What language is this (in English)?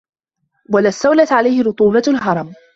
Arabic